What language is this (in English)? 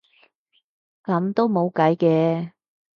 Cantonese